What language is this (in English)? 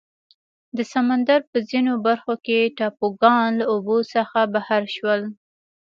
Pashto